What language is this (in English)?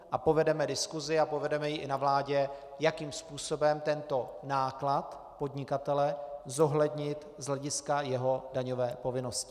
Czech